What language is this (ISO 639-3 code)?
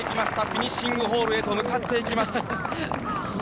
jpn